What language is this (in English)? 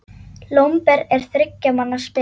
Icelandic